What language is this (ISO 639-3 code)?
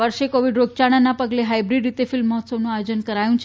guj